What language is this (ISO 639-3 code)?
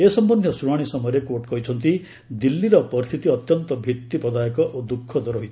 ori